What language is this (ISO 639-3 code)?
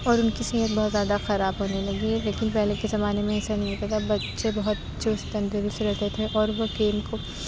urd